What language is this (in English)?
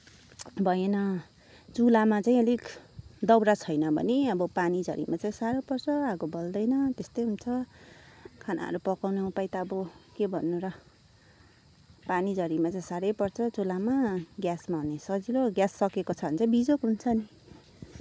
Nepali